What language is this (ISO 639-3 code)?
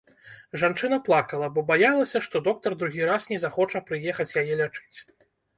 bel